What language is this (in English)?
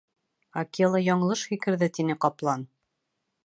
Bashkir